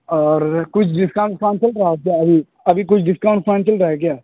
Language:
Urdu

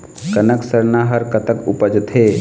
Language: Chhattisgarhi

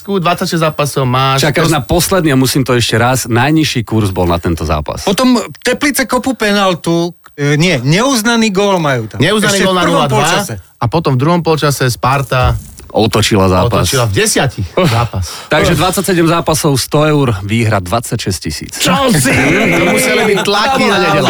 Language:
Slovak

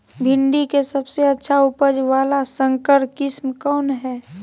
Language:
Magahi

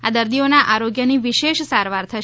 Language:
Gujarati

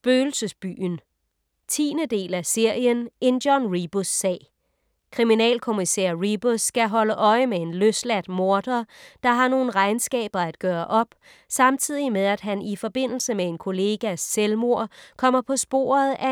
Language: Danish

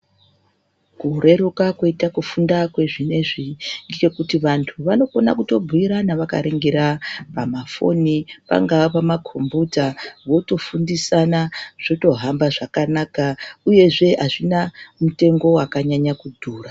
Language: Ndau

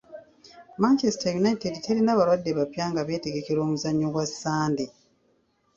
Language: Ganda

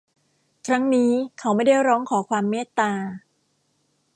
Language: Thai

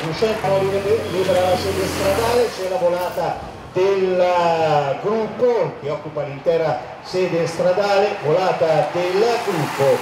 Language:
Italian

